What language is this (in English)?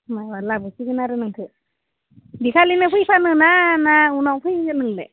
Bodo